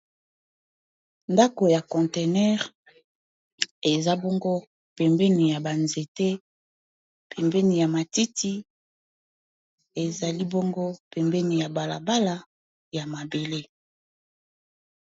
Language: Lingala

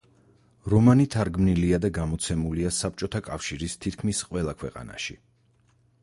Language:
Georgian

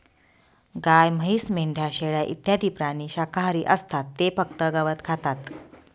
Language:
Marathi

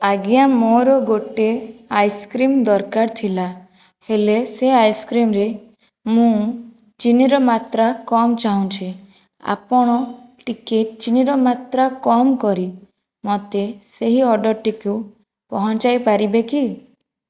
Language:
Odia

